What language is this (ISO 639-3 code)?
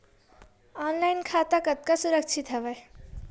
hne